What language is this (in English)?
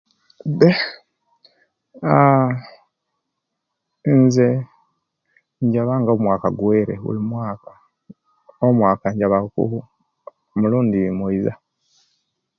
Kenyi